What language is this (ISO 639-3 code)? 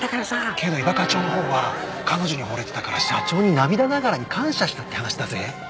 jpn